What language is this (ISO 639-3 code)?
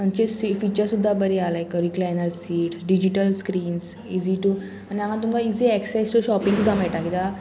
kok